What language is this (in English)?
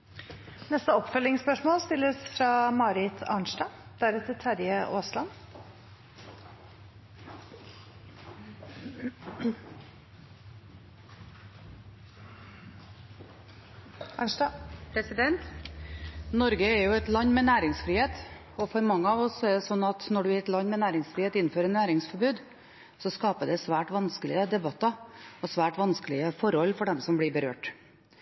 Norwegian